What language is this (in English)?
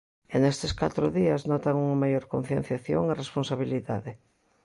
Galician